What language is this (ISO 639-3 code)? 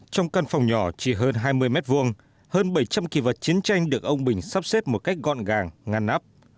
vie